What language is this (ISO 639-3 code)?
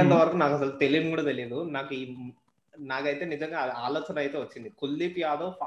tel